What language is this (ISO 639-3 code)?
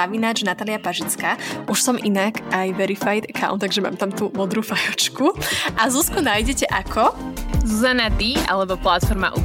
slk